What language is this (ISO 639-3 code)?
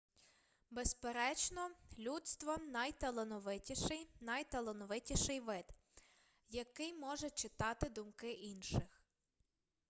ukr